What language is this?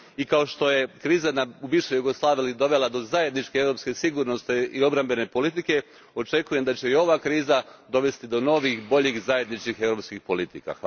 Croatian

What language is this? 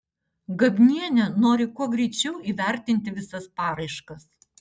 Lithuanian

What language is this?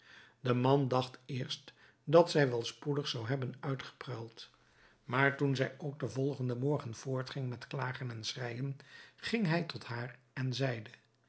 Dutch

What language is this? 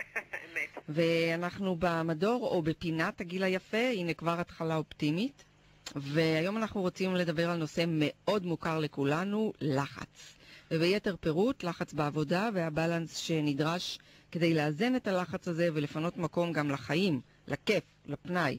Hebrew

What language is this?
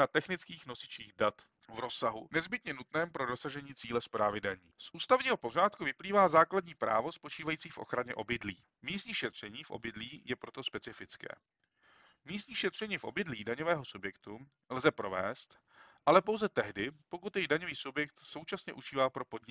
Czech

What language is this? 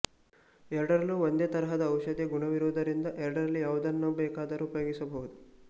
Kannada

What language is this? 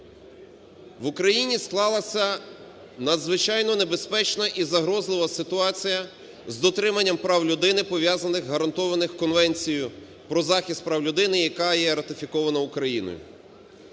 Ukrainian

